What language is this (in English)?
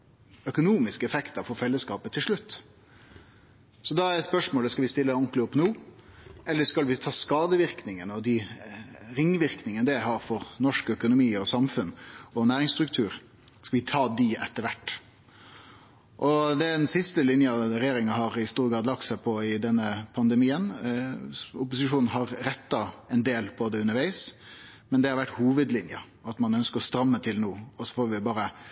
Norwegian Nynorsk